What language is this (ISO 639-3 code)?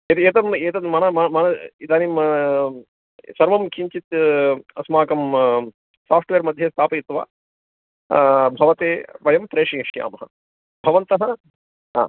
san